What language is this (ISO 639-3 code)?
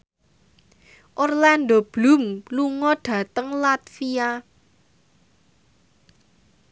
jav